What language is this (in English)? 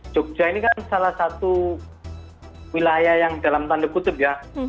Indonesian